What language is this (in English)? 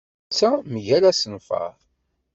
Kabyle